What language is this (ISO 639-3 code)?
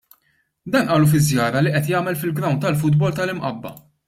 mlt